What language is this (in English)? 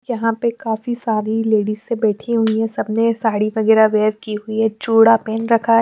Hindi